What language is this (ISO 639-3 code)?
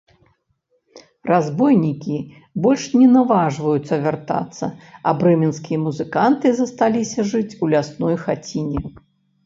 bel